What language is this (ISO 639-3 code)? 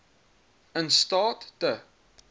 afr